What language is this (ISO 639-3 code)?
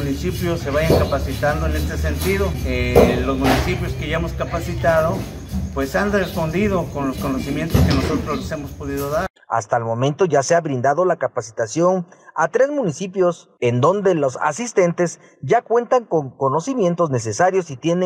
spa